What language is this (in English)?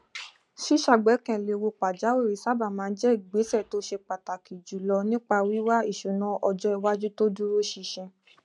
Yoruba